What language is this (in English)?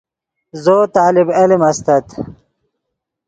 Yidgha